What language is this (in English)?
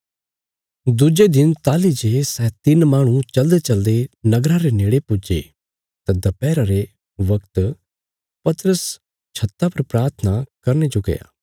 Bilaspuri